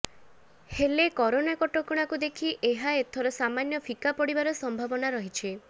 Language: Odia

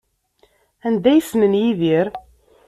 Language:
Kabyle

